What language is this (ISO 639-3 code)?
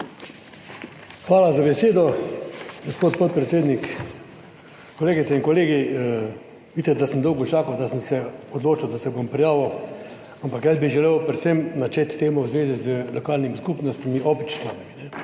slv